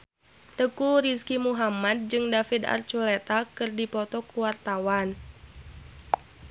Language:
Sundanese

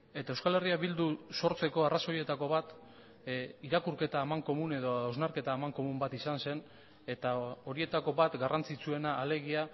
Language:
Basque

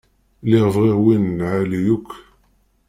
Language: Kabyle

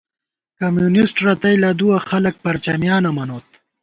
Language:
Gawar-Bati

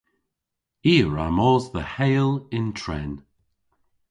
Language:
Cornish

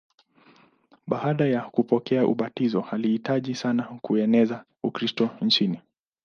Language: Swahili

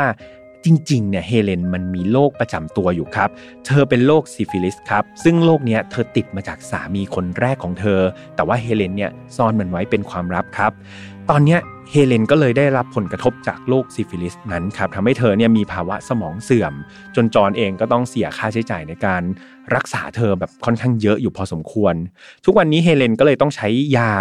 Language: Thai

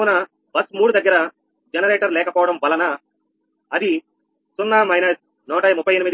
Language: Telugu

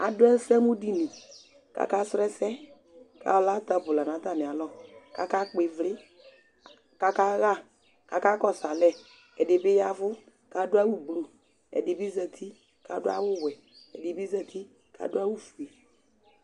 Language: Ikposo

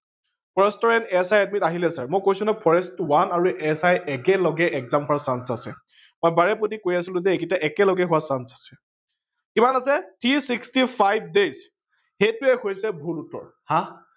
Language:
Assamese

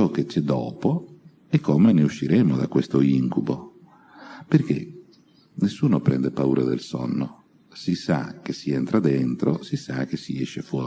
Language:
Italian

